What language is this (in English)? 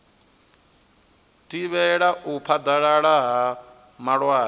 Venda